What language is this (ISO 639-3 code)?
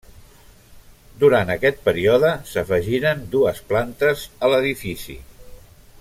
cat